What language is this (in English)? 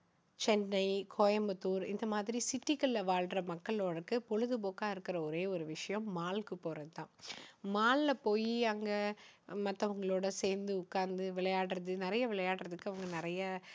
Tamil